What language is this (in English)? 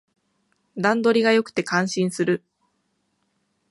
Japanese